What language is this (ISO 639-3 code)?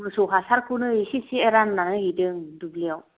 brx